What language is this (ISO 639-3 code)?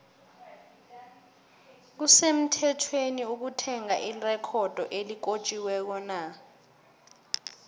nbl